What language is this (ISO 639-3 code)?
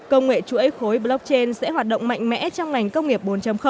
vie